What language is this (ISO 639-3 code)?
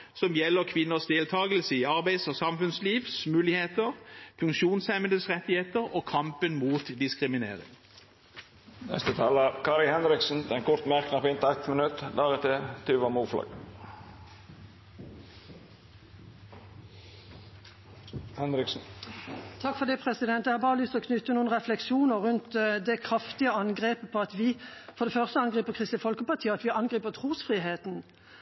nor